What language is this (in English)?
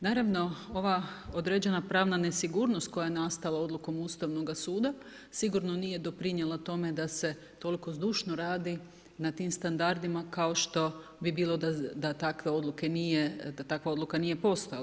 Croatian